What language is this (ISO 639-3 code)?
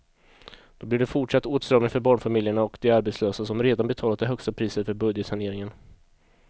swe